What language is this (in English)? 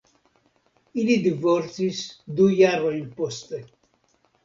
Esperanto